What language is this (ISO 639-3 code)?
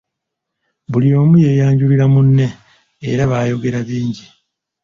lug